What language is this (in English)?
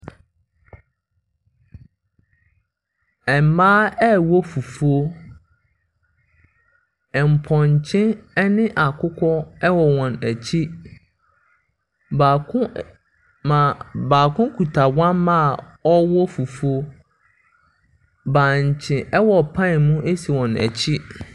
Akan